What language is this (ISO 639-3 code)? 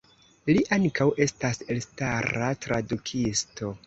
epo